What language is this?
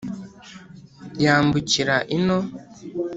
Kinyarwanda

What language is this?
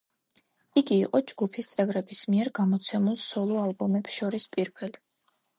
Georgian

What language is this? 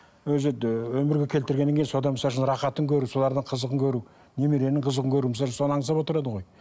Kazakh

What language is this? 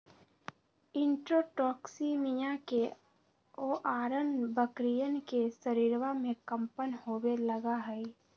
Magahi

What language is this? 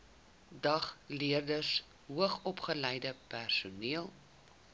Afrikaans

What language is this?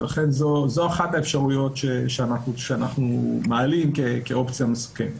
Hebrew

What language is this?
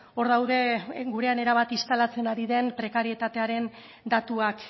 Basque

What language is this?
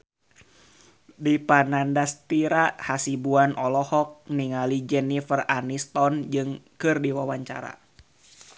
Sundanese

